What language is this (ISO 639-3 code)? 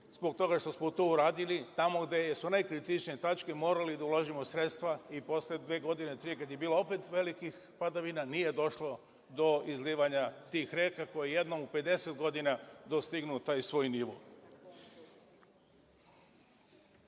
srp